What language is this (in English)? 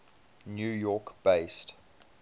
English